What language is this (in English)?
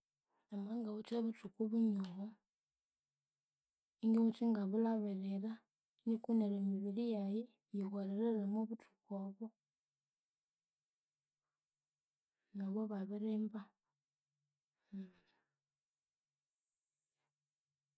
Konzo